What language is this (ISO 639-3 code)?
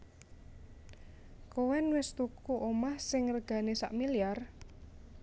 jav